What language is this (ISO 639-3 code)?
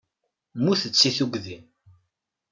kab